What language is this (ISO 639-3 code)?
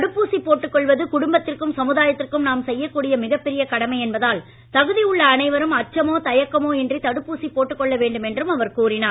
tam